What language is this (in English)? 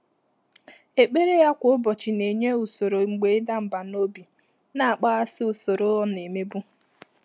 Igbo